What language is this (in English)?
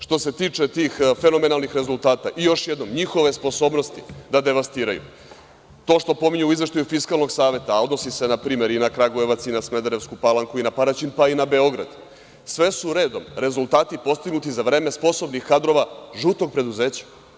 Serbian